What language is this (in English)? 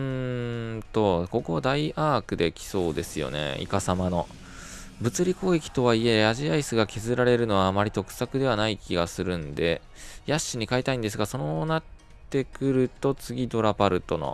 Japanese